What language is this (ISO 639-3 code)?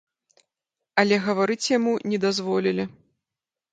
bel